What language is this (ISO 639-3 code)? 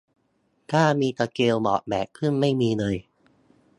tha